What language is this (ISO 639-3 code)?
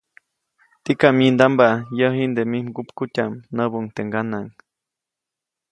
zoc